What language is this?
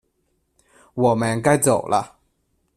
Chinese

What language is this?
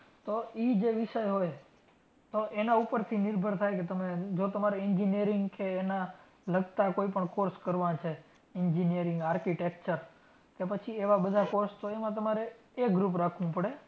Gujarati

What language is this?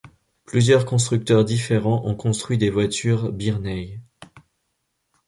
French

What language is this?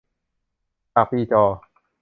Thai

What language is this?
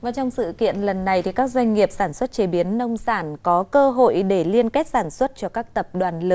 Vietnamese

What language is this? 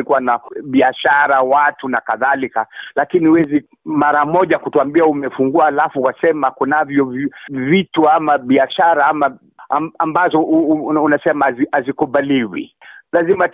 Swahili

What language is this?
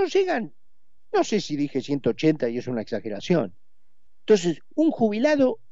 Spanish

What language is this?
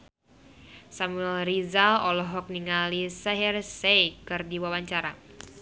Sundanese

